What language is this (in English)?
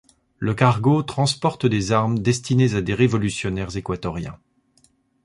French